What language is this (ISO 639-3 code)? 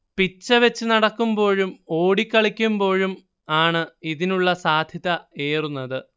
mal